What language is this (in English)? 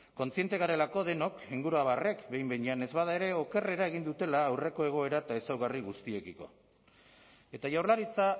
Basque